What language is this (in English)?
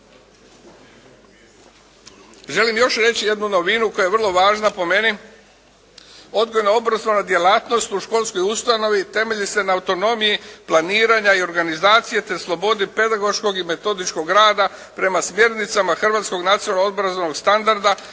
Croatian